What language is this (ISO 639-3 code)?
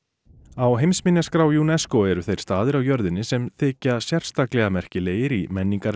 isl